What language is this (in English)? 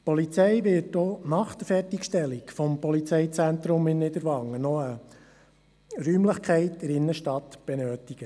Swiss German